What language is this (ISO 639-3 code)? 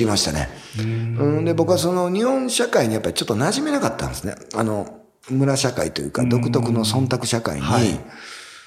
jpn